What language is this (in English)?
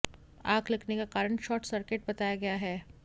Hindi